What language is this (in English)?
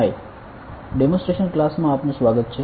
Gujarati